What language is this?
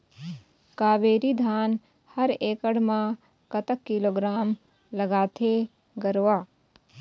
Chhattisgarhi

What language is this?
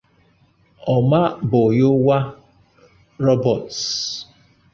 Igbo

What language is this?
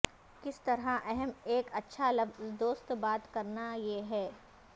Urdu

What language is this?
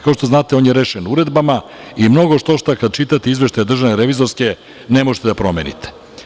Serbian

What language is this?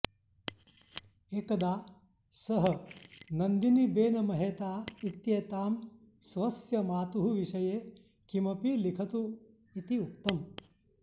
Sanskrit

